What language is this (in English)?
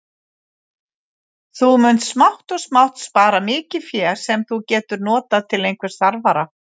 Icelandic